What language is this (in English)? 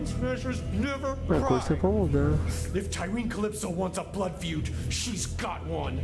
Portuguese